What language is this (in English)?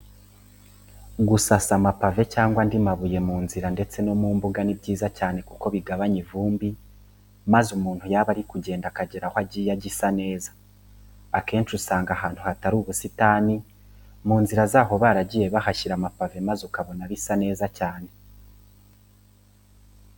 Kinyarwanda